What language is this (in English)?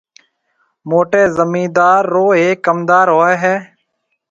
Marwari (Pakistan)